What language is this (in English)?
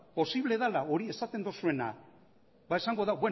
Basque